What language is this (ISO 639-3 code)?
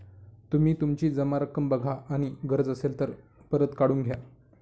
mar